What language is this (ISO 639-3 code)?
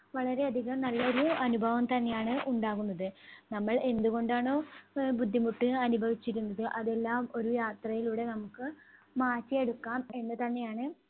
mal